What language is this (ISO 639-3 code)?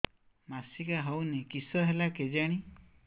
ori